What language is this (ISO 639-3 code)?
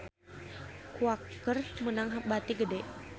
sun